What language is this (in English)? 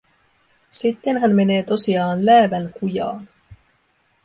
Finnish